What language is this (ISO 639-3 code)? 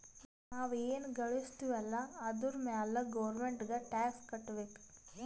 kan